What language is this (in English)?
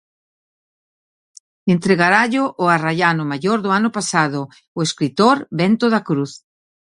Galician